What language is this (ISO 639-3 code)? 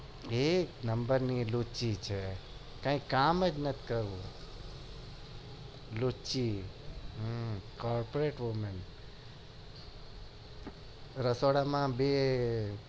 guj